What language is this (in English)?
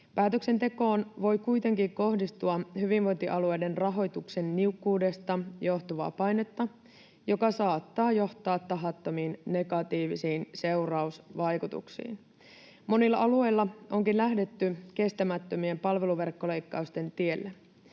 Finnish